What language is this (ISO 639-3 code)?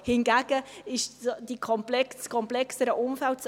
gsw